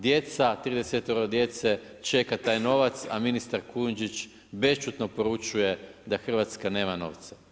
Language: Croatian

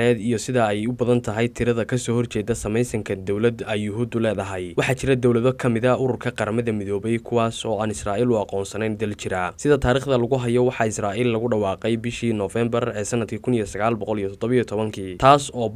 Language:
Arabic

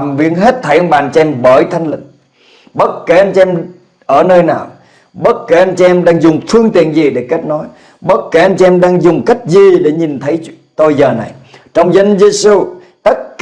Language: Vietnamese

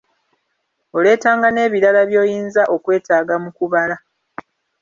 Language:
Ganda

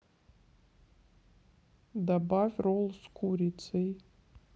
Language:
Russian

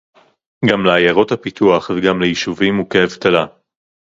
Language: Hebrew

